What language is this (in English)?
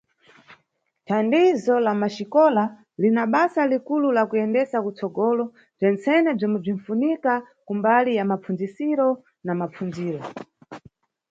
Nyungwe